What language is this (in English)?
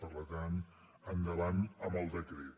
Catalan